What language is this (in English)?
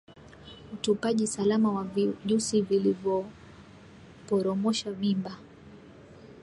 Swahili